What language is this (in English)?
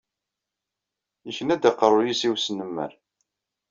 Kabyle